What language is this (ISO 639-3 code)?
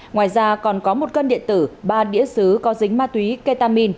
vie